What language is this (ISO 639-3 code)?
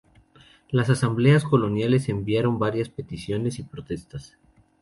spa